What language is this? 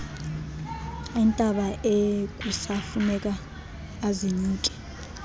Xhosa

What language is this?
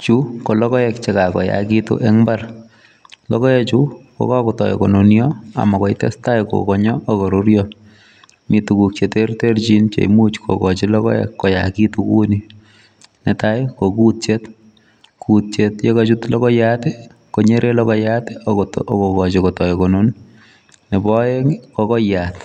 Kalenjin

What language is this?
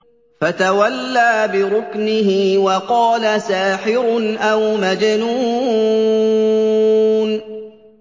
Arabic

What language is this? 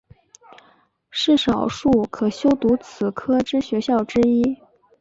Chinese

